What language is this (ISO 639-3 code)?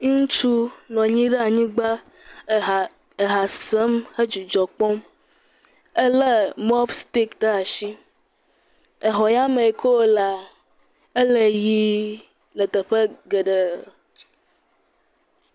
ewe